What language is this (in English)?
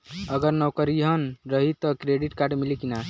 Bhojpuri